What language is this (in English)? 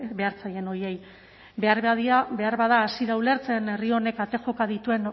Basque